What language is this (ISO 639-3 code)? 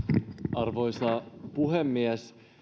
fin